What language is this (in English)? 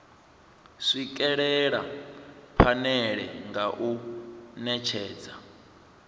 Venda